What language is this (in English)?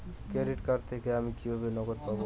Bangla